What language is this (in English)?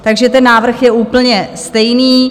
Czech